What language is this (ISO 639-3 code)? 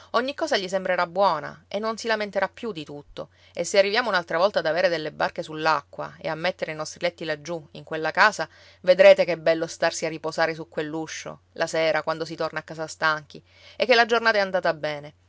ita